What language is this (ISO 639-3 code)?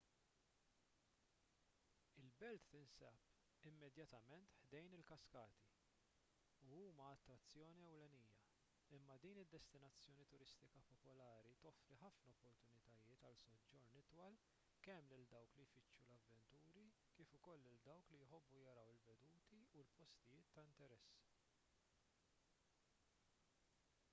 mlt